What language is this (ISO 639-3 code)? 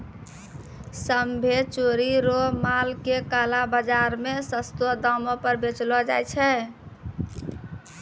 mai